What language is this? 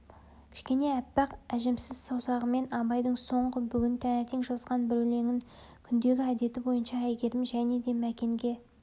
Kazakh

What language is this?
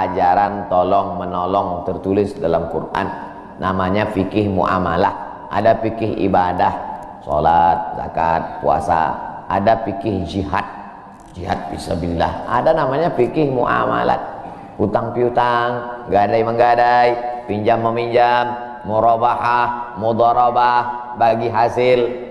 Indonesian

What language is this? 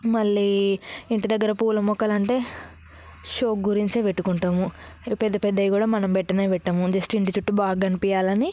Telugu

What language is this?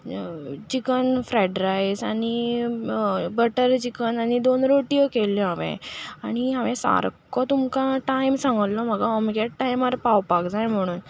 Konkani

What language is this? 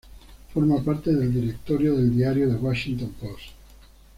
Spanish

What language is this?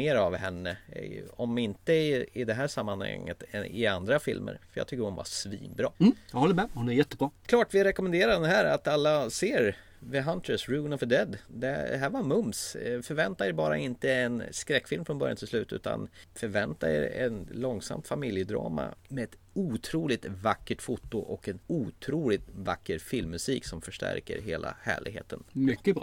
Swedish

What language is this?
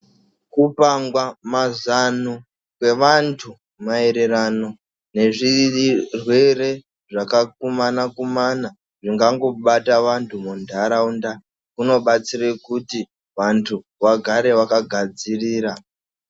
Ndau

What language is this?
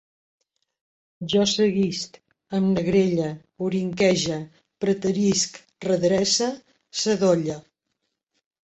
Catalan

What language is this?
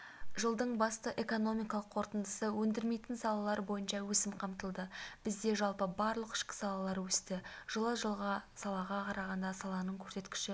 Kazakh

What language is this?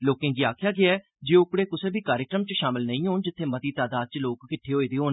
Dogri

